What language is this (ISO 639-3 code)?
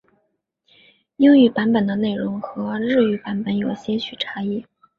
zho